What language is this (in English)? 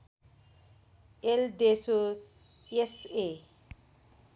Nepali